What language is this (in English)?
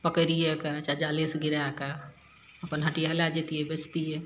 Maithili